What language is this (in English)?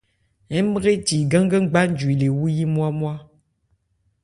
Ebrié